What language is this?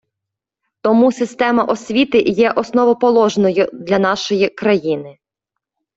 Ukrainian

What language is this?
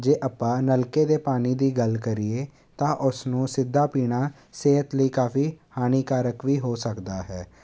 Punjabi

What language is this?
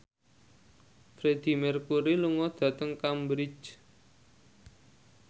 Javanese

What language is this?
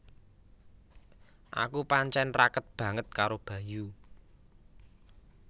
Javanese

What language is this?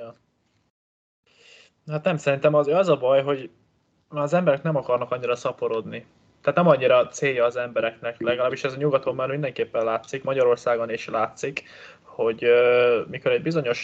Hungarian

